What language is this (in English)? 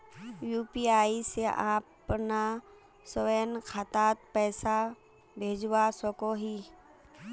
Magahi